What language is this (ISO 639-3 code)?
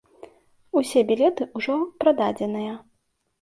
bel